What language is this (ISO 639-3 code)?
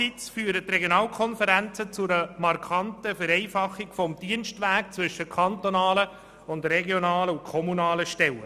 gsw